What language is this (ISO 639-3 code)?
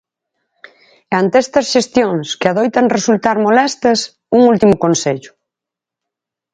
glg